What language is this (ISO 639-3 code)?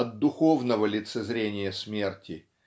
rus